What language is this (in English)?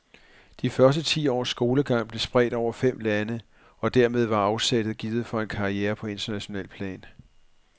Danish